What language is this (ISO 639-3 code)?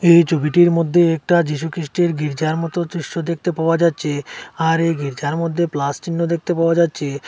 ben